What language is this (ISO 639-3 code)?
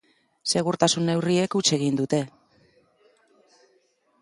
eus